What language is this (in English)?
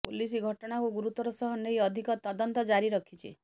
Odia